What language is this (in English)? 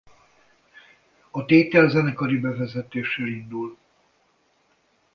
Hungarian